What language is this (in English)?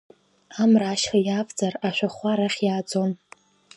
Abkhazian